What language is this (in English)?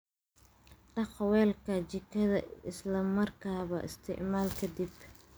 Somali